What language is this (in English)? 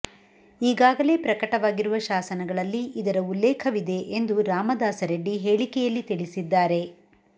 Kannada